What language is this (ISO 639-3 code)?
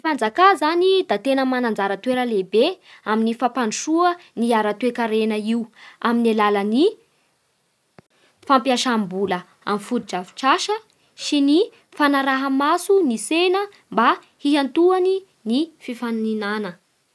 bhr